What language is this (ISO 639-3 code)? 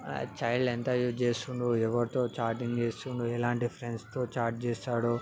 tel